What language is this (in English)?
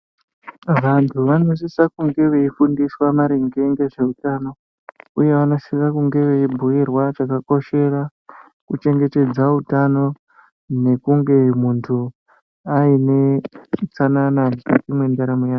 Ndau